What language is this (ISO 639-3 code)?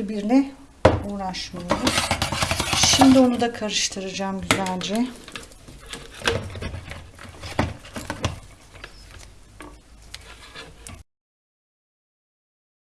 tur